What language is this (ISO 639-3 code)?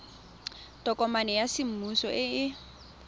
tsn